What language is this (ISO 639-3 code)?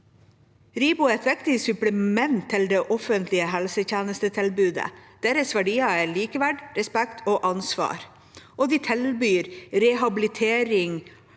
nor